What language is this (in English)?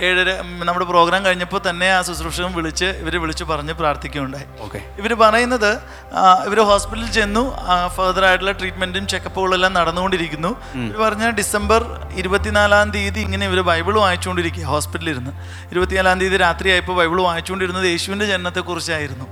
Malayalam